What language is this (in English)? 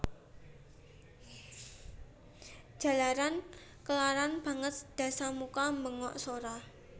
Javanese